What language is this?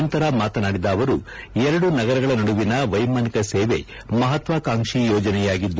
Kannada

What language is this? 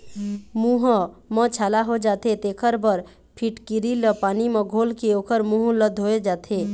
Chhattisgarhi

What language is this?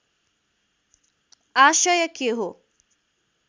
Nepali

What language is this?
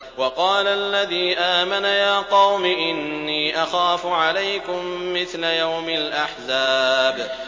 Arabic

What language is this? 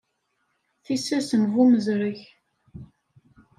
Kabyle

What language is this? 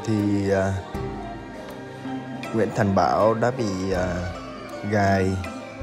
Vietnamese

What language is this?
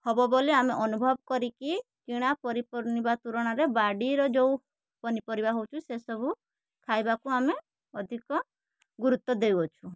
Odia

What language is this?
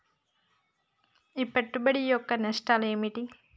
Telugu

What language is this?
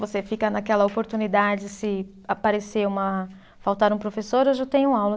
Portuguese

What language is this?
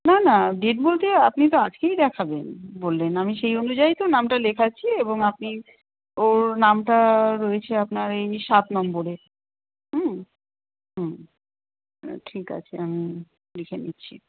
Bangla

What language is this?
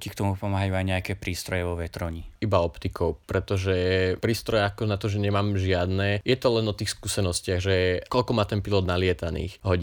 Slovak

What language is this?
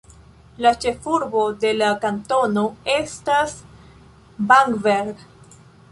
Esperanto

